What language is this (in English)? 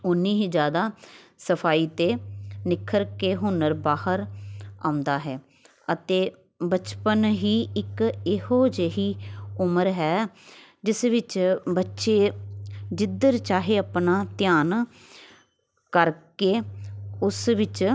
Punjabi